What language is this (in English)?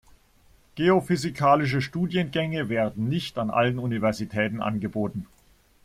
German